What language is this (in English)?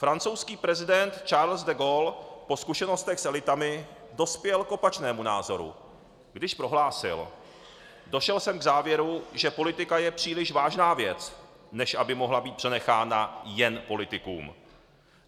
Czech